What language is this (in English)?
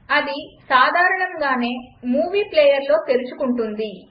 Telugu